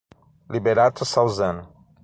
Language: Portuguese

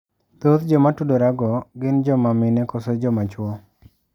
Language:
Luo (Kenya and Tanzania)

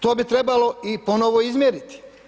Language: Croatian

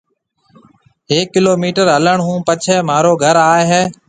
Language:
Marwari (Pakistan)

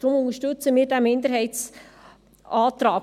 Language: Swiss German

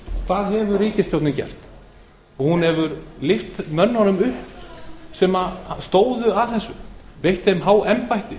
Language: Icelandic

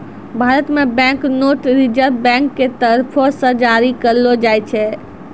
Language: Maithili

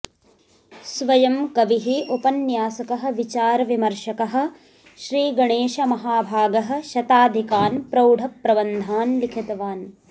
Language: Sanskrit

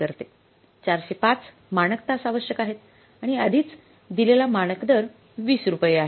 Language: Marathi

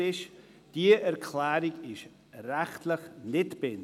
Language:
Swiss German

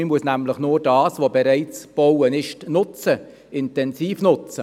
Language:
Swiss German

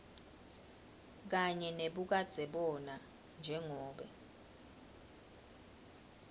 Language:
Swati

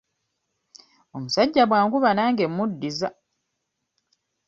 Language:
Ganda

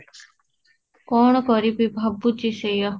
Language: Odia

